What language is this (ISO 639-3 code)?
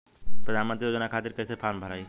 bho